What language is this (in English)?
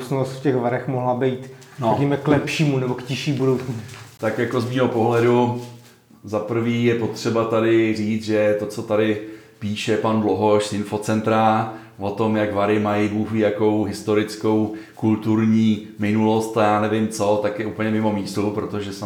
Czech